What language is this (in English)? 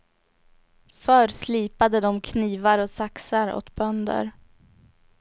Swedish